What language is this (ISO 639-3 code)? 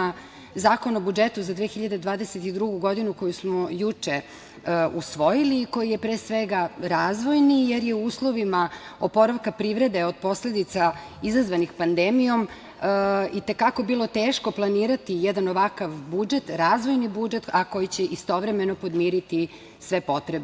srp